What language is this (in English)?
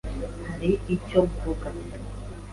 Kinyarwanda